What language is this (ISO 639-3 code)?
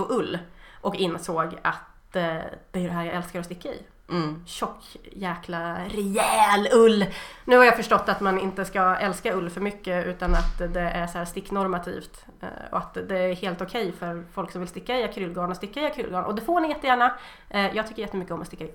swe